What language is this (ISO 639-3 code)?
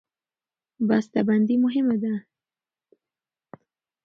pus